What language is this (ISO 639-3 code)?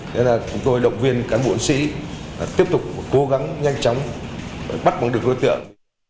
vie